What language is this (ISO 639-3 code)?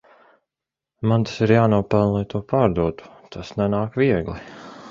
lav